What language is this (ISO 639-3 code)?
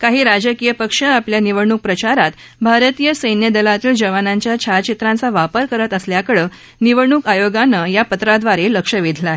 mar